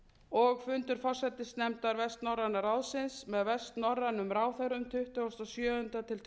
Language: Icelandic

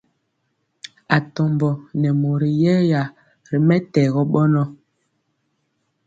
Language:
Mpiemo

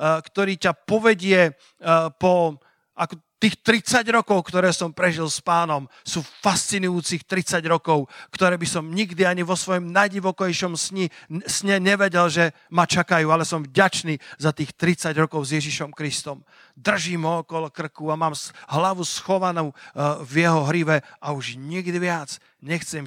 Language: Slovak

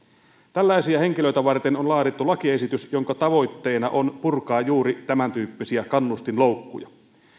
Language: Finnish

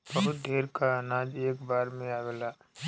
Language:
Bhojpuri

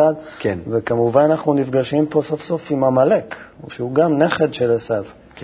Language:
Hebrew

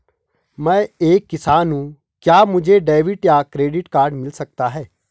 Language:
Hindi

